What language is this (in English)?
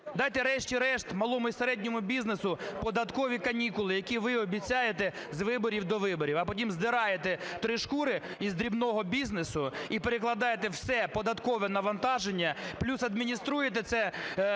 Ukrainian